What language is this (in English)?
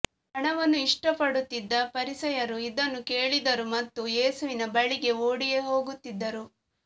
Kannada